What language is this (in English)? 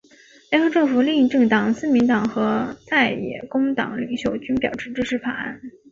Chinese